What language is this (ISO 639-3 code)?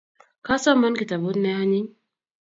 kln